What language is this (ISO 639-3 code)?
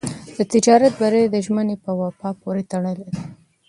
pus